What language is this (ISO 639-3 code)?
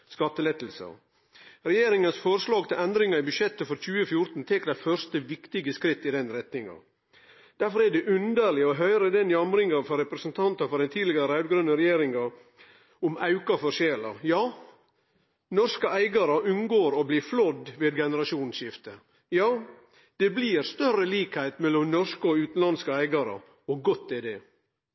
nno